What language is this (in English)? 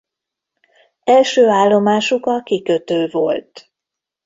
Hungarian